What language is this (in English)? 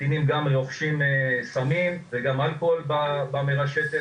Hebrew